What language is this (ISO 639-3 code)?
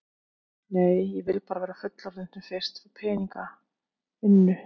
isl